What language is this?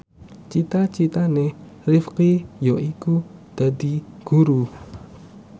Javanese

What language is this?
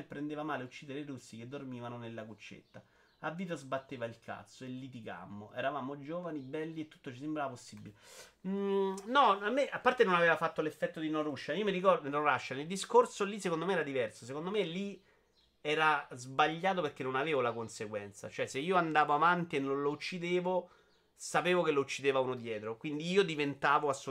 Italian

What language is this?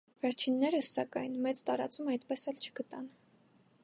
Armenian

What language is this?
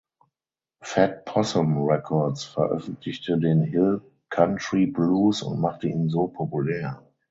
German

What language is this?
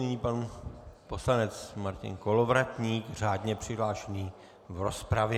Czech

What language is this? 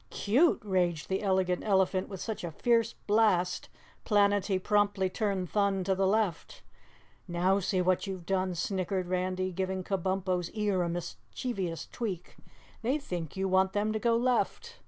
English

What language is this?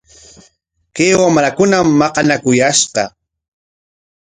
Corongo Ancash Quechua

